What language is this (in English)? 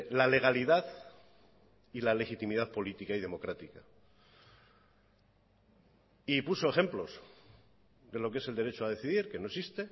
Spanish